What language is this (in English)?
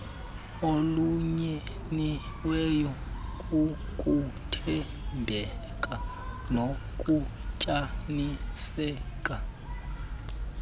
Xhosa